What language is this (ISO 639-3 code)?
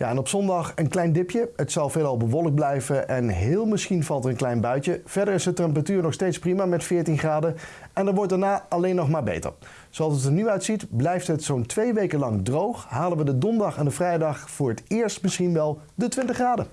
nld